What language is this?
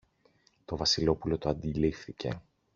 Greek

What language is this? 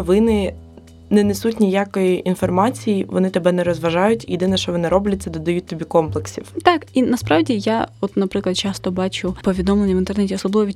Ukrainian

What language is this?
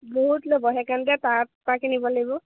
Assamese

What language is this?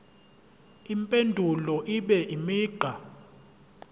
Zulu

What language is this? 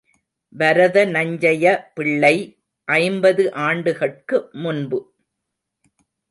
Tamil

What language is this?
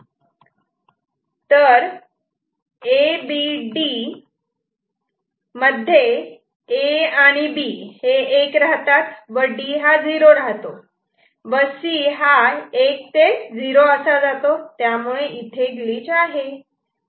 Marathi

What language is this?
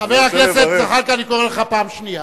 Hebrew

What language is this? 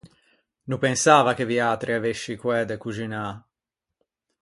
Ligurian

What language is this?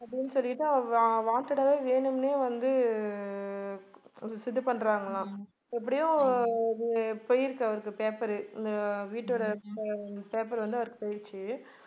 Tamil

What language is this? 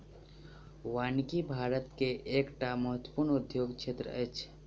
Maithili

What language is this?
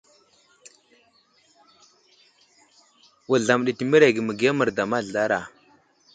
Wuzlam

